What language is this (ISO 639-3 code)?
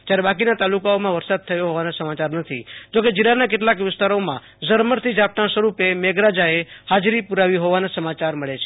guj